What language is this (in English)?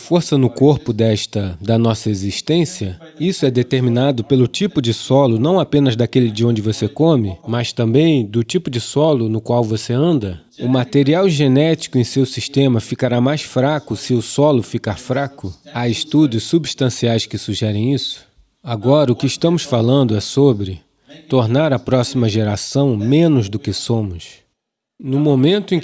Portuguese